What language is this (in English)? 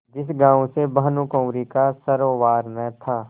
Hindi